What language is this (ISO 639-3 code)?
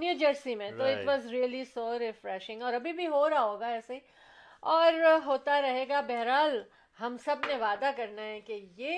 urd